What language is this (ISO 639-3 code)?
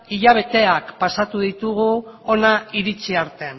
eus